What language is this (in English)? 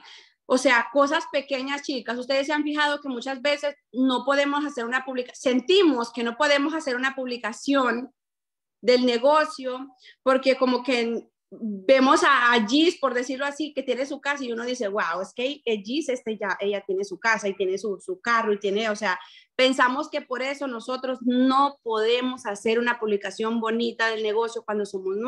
Spanish